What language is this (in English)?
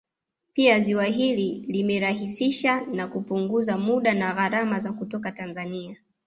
Swahili